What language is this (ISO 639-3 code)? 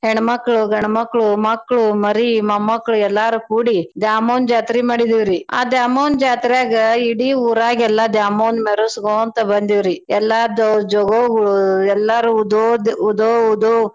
kan